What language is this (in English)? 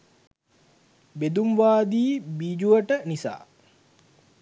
Sinhala